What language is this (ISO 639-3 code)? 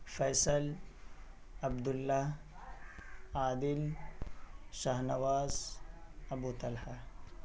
urd